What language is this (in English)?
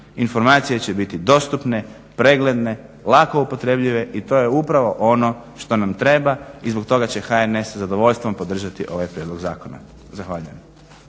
Croatian